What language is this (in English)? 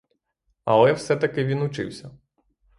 Ukrainian